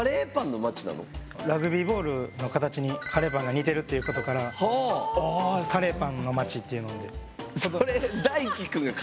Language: Japanese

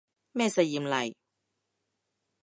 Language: Cantonese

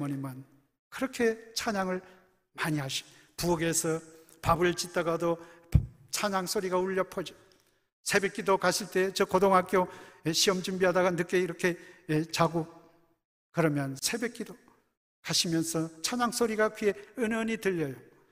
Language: Korean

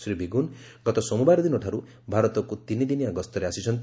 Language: Odia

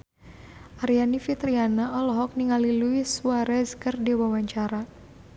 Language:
Sundanese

